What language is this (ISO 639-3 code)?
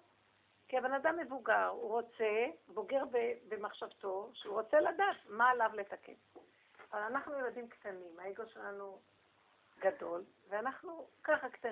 heb